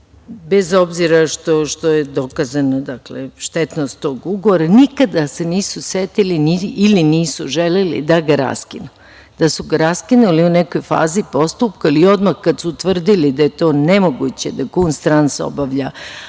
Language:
Serbian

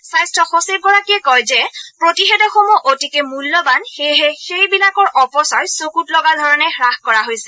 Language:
Assamese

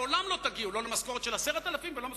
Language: Hebrew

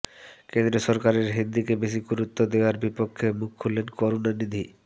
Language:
Bangla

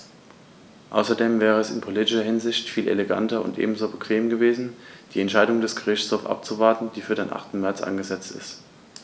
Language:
German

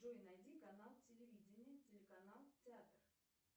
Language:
Russian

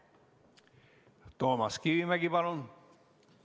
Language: Estonian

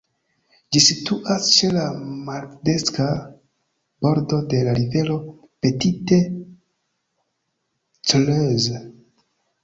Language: Esperanto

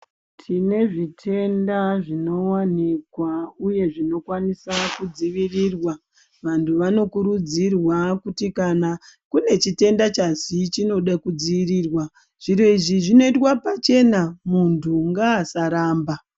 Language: Ndau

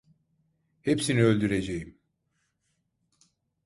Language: Turkish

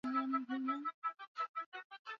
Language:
Swahili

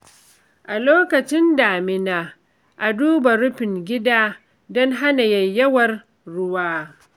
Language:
Hausa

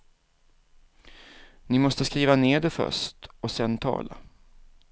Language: Swedish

